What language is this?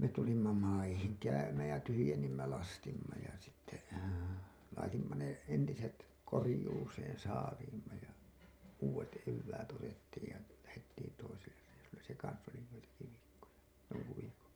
Finnish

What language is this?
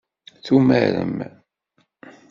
Kabyle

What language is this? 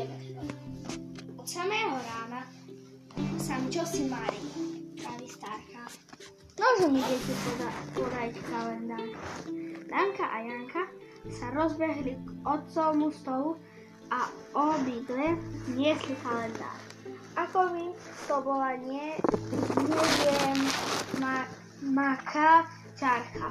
Slovak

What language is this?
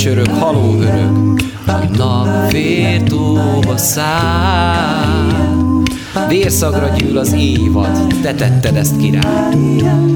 Hungarian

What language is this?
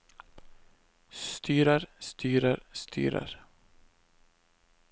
Norwegian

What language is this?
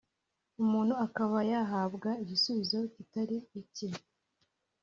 Kinyarwanda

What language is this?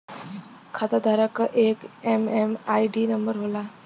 Bhojpuri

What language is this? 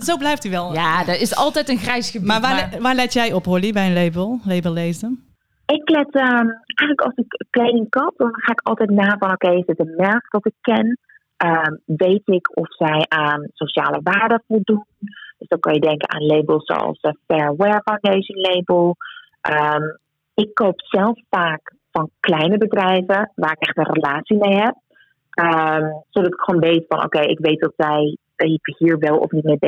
Dutch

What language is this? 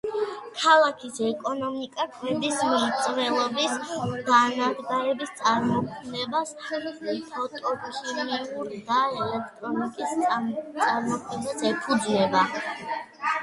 Georgian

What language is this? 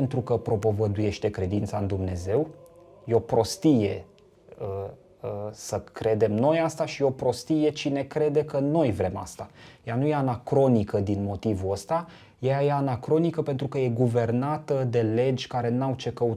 Romanian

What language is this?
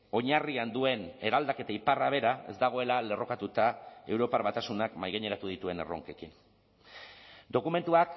Basque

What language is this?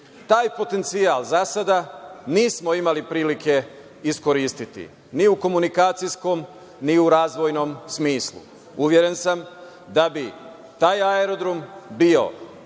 Serbian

